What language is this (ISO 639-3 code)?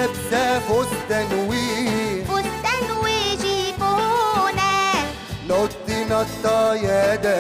ara